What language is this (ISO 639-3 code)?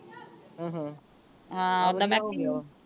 pan